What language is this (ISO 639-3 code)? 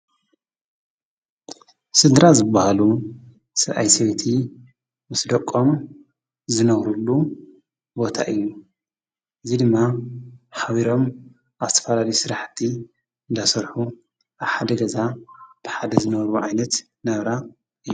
tir